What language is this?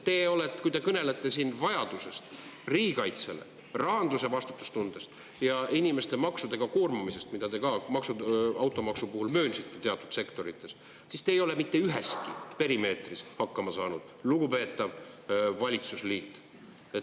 Estonian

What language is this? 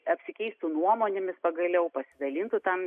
Lithuanian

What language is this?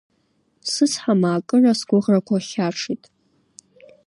Abkhazian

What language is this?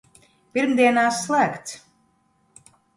Latvian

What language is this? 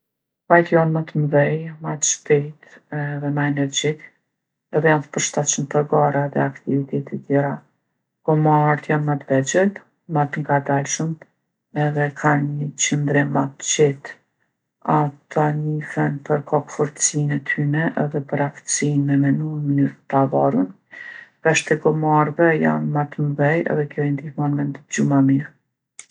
Gheg Albanian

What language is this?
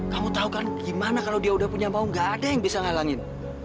Indonesian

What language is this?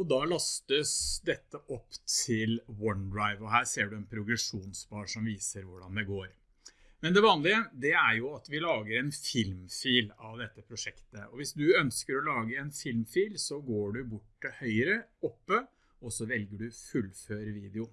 Norwegian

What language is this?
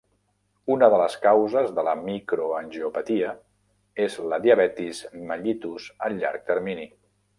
Catalan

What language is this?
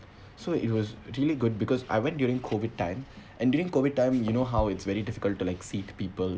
English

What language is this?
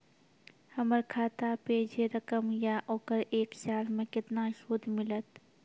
Maithili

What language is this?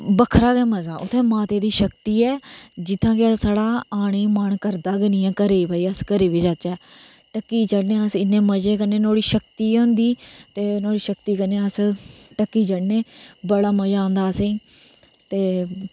Dogri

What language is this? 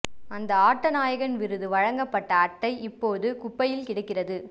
Tamil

